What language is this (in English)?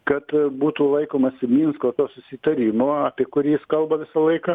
Lithuanian